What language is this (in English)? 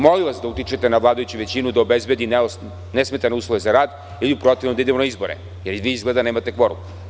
Serbian